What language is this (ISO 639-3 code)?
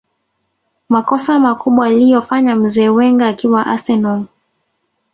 swa